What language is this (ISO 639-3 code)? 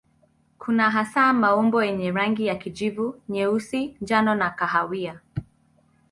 swa